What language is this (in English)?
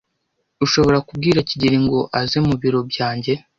Kinyarwanda